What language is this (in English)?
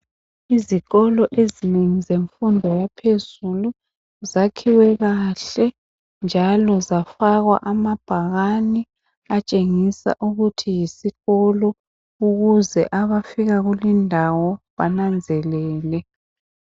North Ndebele